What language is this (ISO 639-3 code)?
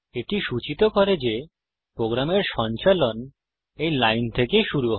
ben